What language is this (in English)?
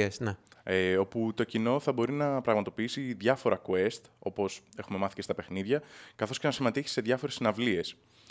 Greek